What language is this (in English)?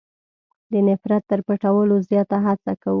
Pashto